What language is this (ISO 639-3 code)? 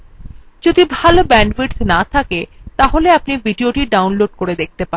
ben